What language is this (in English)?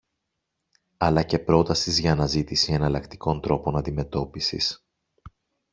Greek